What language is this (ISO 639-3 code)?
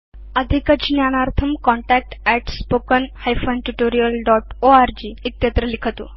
san